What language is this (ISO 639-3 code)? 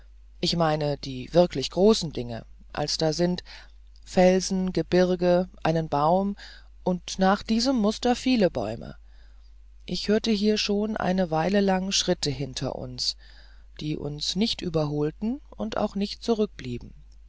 deu